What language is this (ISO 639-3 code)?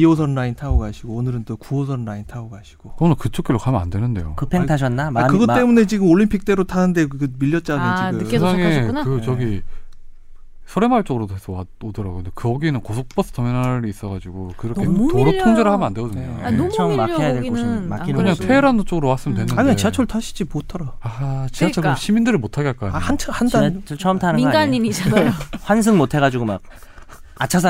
kor